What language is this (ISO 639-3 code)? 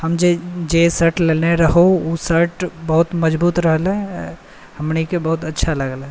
mai